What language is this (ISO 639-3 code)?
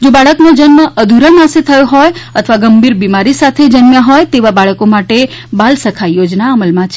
guj